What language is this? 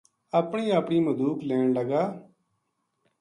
Gujari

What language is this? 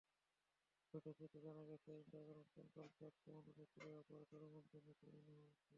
Bangla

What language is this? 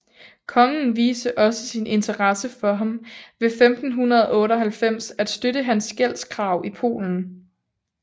Danish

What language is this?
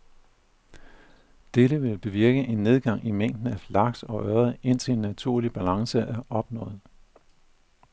Danish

